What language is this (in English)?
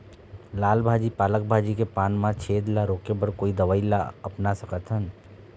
Chhattisgarhi